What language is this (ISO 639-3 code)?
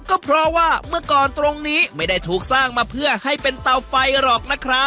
tha